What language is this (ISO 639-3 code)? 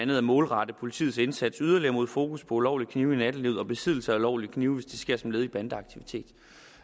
dan